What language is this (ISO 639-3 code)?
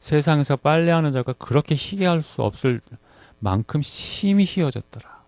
kor